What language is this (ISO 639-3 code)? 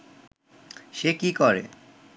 ben